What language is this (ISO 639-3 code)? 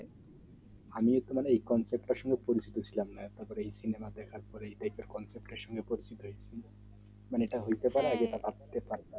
ben